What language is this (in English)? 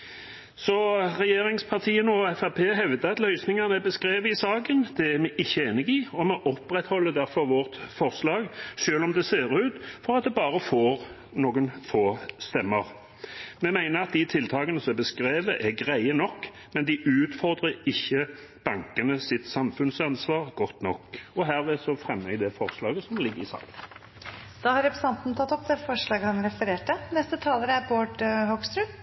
Norwegian